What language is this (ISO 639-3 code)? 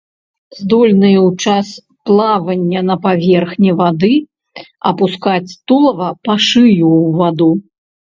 bel